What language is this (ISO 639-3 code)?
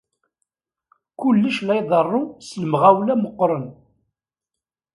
kab